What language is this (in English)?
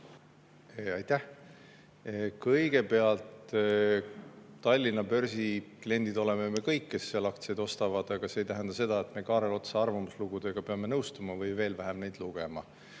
Estonian